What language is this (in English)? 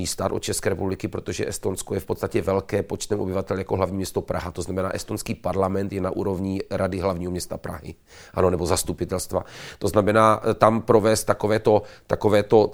Czech